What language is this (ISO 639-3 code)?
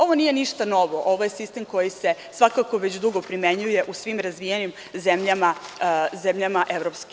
srp